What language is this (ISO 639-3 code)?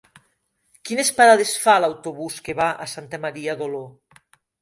cat